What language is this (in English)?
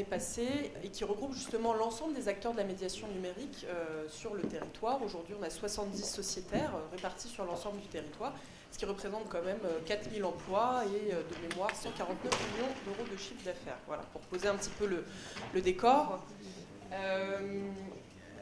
French